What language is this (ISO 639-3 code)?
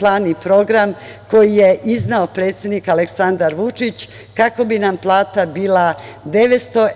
srp